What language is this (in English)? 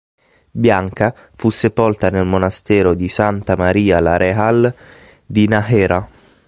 Italian